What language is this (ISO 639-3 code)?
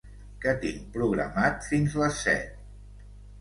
cat